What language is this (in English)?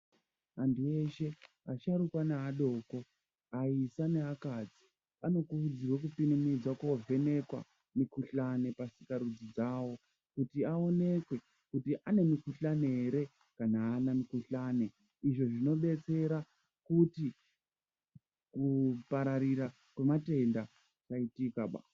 Ndau